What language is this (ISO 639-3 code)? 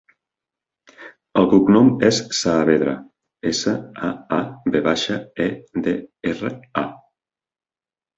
cat